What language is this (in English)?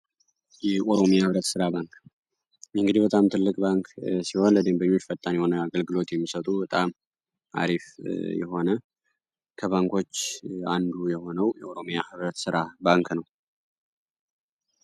Amharic